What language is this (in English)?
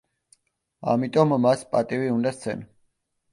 Georgian